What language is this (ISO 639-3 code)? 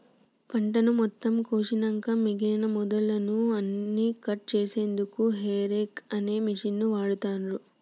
tel